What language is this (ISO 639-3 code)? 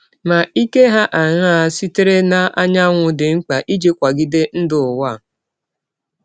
ibo